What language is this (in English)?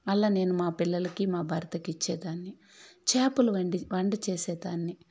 Telugu